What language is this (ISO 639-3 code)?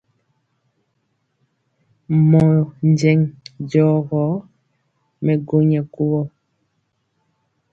mcx